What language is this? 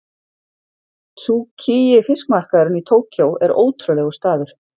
Icelandic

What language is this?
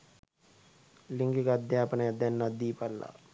Sinhala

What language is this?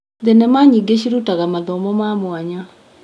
Kikuyu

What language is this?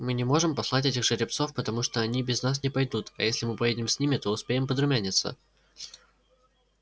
Russian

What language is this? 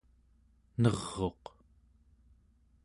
Central Yupik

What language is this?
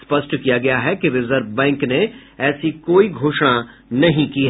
Hindi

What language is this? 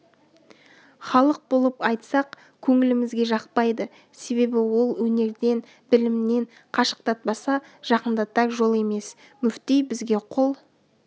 Kazakh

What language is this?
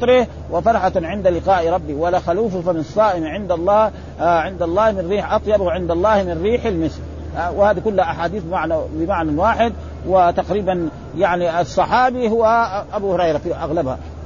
Arabic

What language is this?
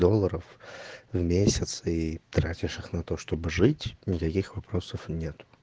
Russian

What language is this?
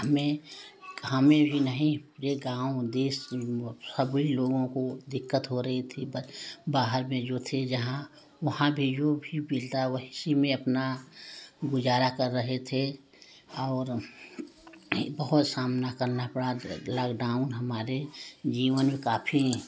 Hindi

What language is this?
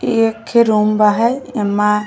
Bhojpuri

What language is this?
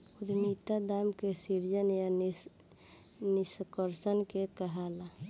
Bhojpuri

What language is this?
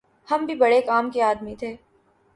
Urdu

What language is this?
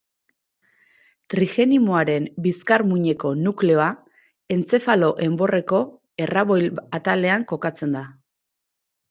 Basque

